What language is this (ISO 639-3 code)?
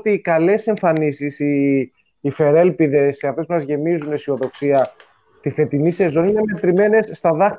ell